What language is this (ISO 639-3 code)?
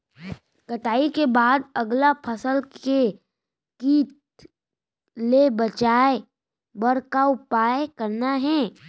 hne